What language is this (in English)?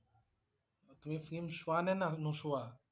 Assamese